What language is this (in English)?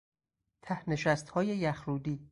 Persian